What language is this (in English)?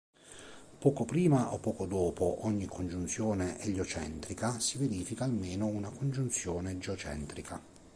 Italian